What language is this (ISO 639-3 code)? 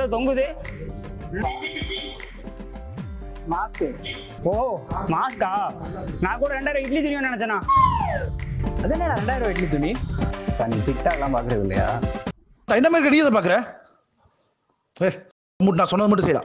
ind